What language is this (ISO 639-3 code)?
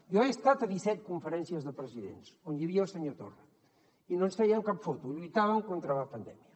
cat